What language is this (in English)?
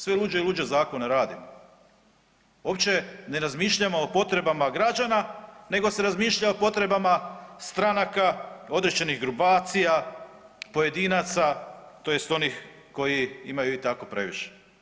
Croatian